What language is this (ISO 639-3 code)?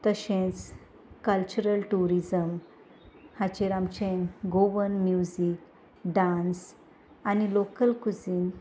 kok